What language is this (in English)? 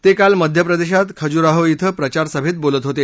Marathi